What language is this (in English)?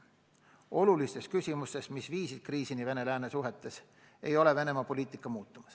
Estonian